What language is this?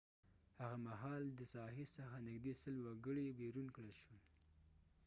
Pashto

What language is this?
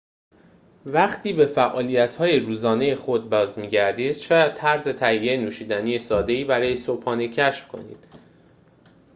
Persian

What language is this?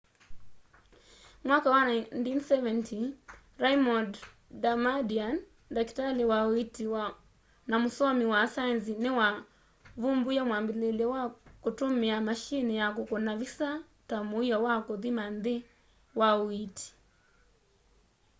Kamba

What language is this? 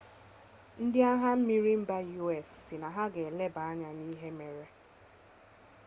Igbo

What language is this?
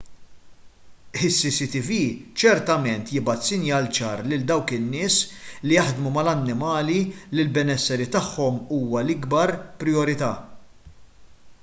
Maltese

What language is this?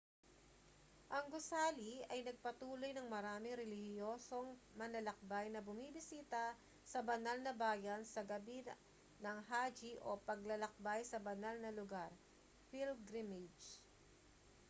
Filipino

